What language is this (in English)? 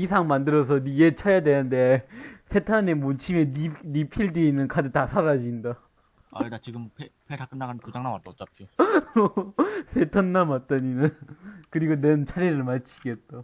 Korean